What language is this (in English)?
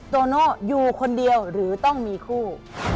Thai